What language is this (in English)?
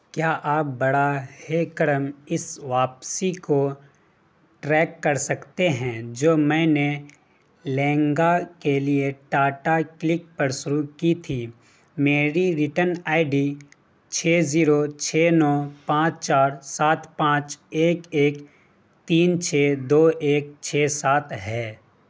Urdu